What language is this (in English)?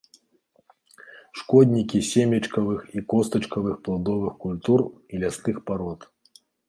Belarusian